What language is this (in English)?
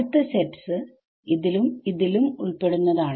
Malayalam